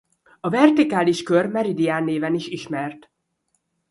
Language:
Hungarian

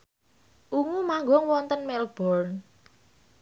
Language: Javanese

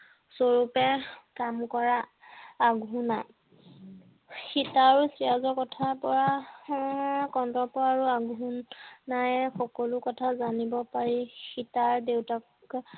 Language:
Assamese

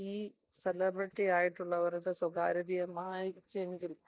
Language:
Malayalam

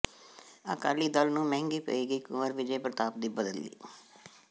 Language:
Punjabi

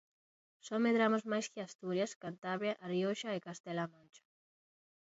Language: Galician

